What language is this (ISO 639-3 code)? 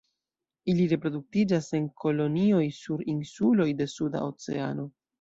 epo